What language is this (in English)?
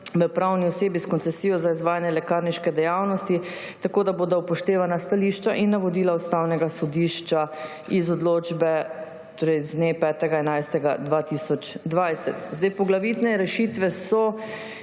Slovenian